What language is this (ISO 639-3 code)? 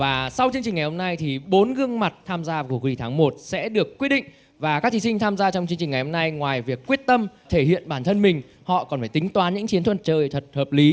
vie